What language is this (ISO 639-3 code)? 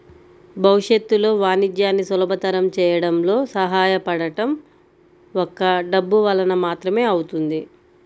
tel